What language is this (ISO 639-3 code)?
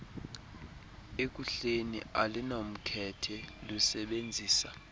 xho